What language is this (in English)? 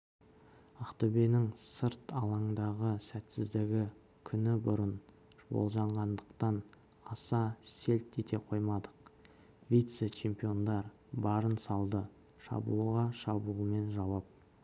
Kazakh